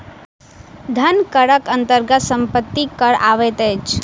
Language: Maithili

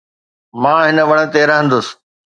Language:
Sindhi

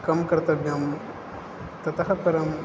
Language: Sanskrit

